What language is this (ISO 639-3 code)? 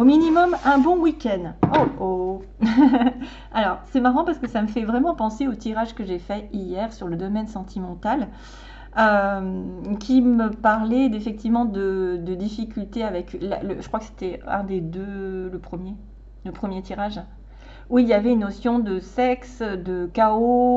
fra